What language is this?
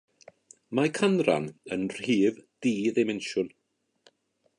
Welsh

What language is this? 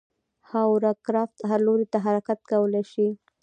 Pashto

